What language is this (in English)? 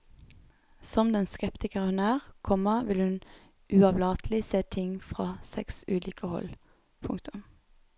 Norwegian